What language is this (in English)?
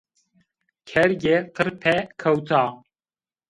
Zaza